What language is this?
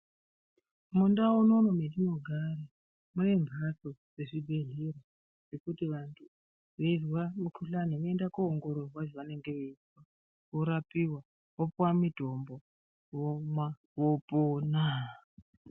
Ndau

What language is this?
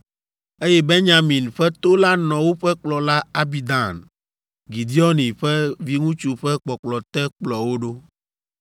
Ewe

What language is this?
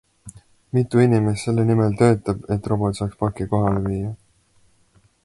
Estonian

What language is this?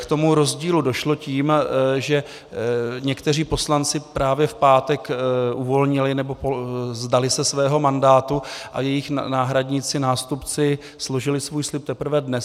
Czech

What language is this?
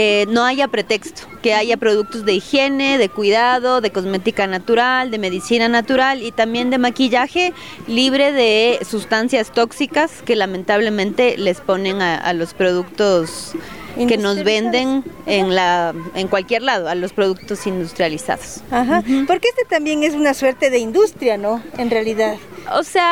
Spanish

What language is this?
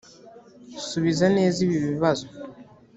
Kinyarwanda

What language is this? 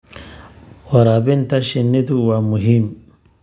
Somali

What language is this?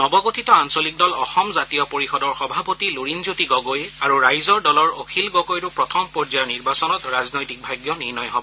Assamese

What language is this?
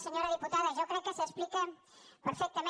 Catalan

